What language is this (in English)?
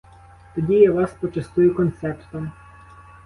Ukrainian